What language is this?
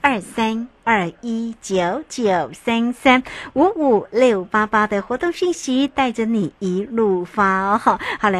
Chinese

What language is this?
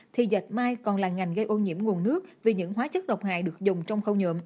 Vietnamese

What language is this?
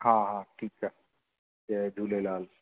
Sindhi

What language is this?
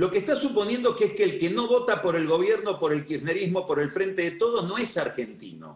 Spanish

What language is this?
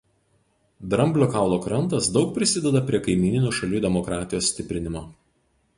Lithuanian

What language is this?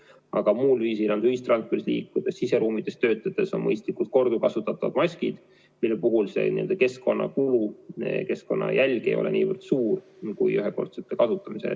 Estonian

